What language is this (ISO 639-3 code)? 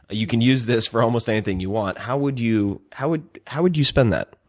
eng